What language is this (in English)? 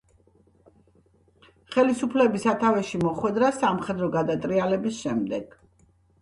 Georgian